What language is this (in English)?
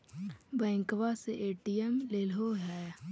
Magahi